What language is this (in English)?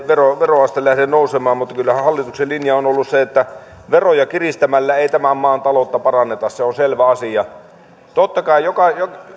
Finnish